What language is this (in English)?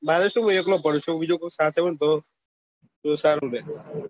Gujarati